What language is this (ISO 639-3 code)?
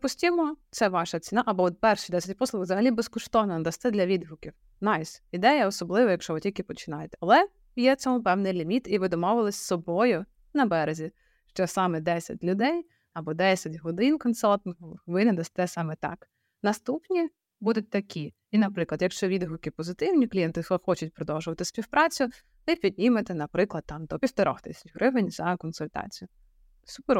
ukr